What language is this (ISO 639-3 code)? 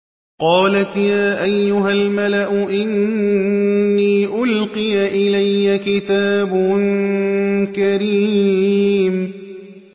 ara